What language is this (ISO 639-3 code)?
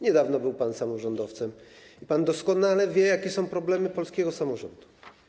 pol